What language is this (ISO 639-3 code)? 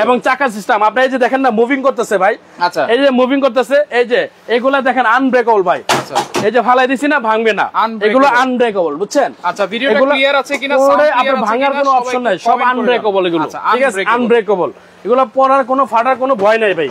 ben